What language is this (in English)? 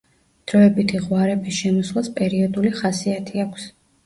Georgian